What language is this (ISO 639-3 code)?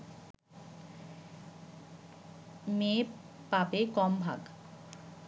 ben